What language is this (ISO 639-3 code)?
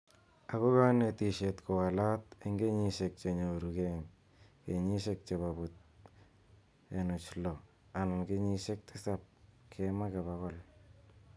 kln